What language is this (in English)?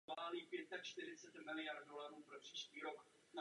Czech